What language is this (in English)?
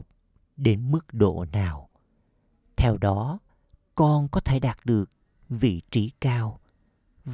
Vietnamese